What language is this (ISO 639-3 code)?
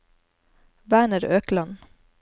nor